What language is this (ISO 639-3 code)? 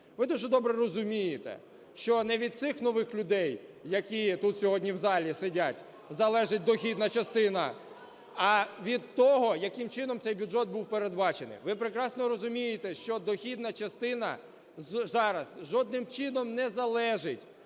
ukr